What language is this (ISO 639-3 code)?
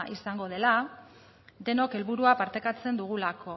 eus